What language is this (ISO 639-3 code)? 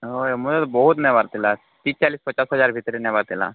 ori